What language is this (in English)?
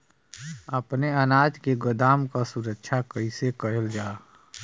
Bhojpuri